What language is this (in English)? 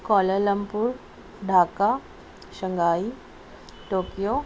Urdu